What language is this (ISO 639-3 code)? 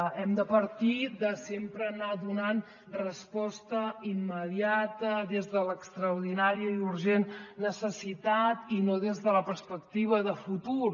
cat